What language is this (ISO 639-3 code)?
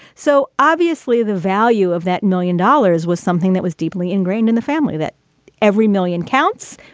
eng